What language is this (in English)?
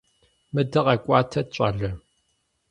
Kabardian